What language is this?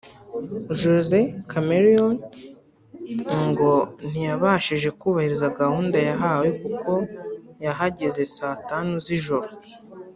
Kinyarwanda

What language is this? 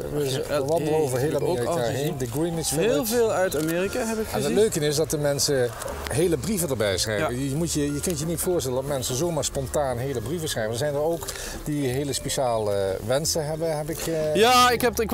Dutch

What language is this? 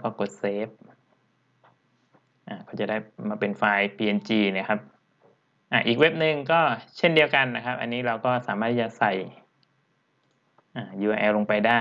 Thai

